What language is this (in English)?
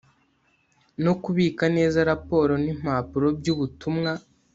Kinyarwanda